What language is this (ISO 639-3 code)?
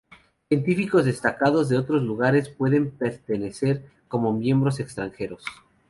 spa